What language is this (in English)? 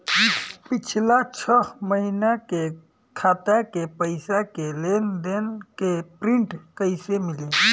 Bhojpuri